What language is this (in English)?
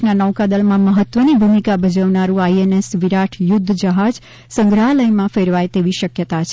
Gujarati